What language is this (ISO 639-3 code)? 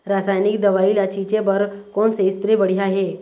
hne